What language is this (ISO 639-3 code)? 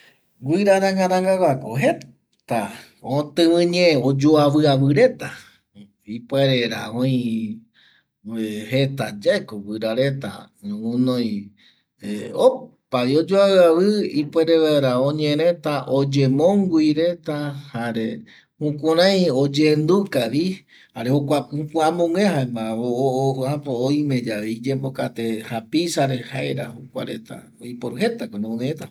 gui